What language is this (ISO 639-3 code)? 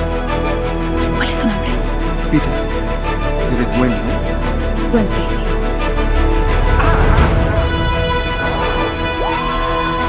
spa